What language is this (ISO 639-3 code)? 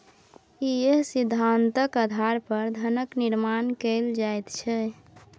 mai